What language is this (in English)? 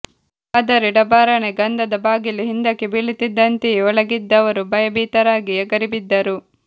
Kannada